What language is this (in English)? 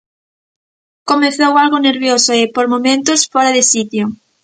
Galician